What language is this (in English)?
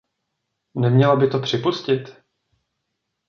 Czech